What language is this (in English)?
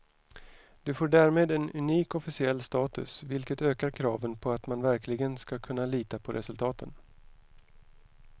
Swedish